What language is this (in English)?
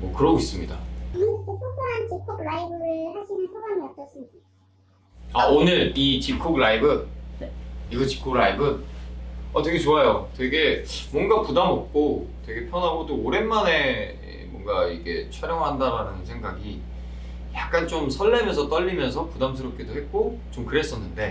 Korean